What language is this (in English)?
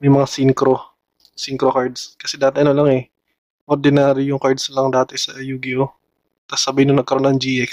Filipino